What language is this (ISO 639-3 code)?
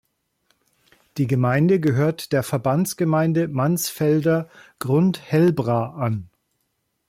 deu